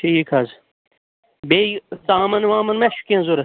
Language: Kashmiri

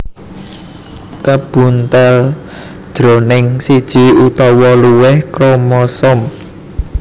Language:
Javanese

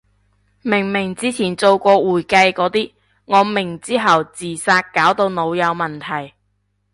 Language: Cantonese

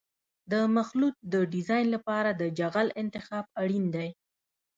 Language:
Pashto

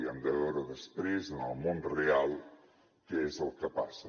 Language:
Catalan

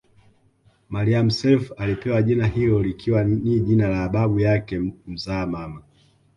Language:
Swahili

